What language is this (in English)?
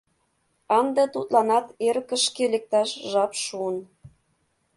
Mari